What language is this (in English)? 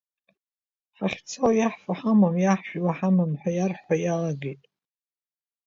Abkhazian